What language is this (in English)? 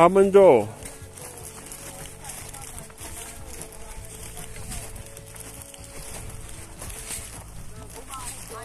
Romanian